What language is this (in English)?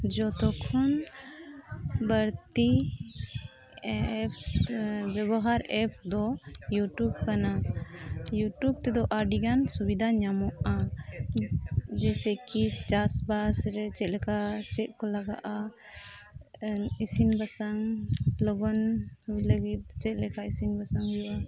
Santali